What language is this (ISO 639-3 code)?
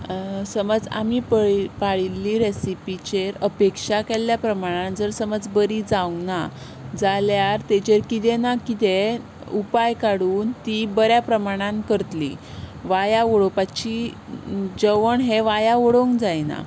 kok